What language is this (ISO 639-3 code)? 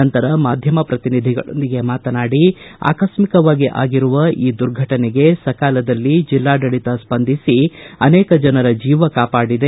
kan